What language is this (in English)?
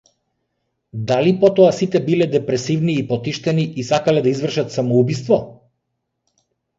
Macedonian